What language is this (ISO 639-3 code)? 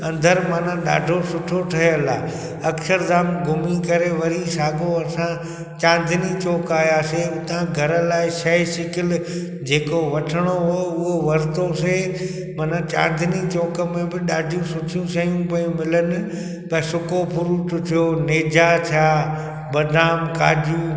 snd